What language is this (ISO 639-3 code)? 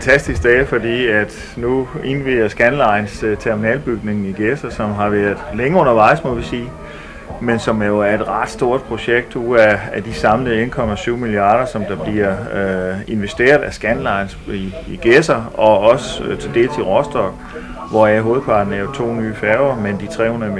dan